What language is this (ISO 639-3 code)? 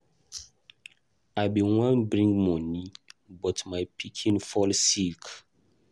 pcm